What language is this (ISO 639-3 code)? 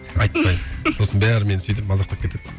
kaz